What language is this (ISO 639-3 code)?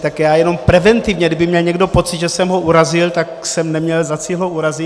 ces